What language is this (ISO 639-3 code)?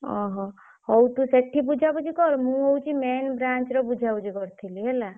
ori